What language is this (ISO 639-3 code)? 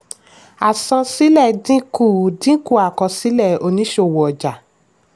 yor